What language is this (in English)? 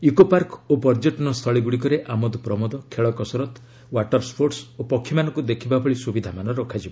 Odia